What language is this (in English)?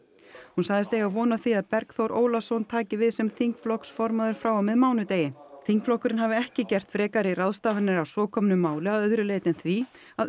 Icelandic